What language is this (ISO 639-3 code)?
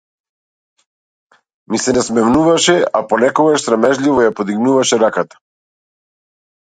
mkd